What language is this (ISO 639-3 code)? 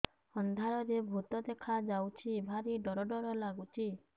ori